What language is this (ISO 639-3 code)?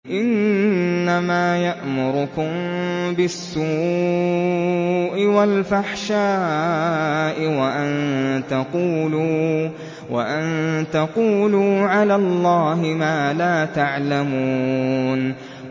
ara